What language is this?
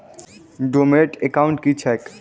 Maithili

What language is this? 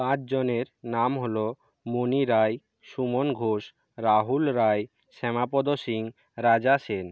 Bangla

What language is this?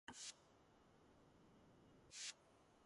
Georgian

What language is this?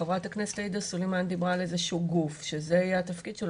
Hebrew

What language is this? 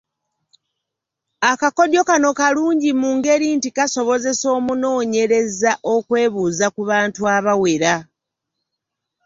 Ganda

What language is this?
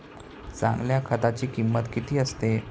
Marathi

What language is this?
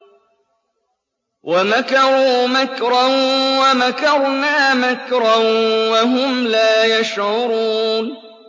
Arabic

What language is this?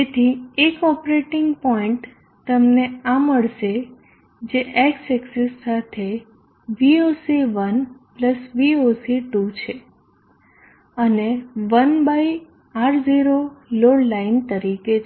Gujarati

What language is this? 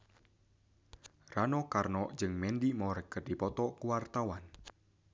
Sundanese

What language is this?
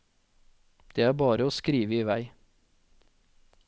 Norwegian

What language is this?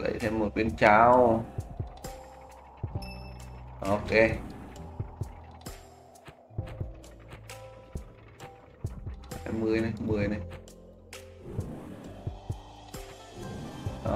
Vietnamese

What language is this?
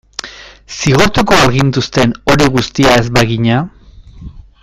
Basque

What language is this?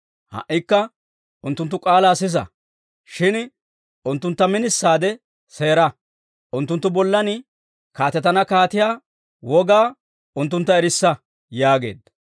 Dawro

